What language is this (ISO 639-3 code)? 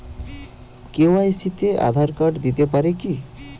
ben